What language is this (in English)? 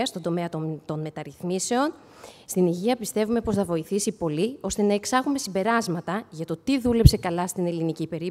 Greek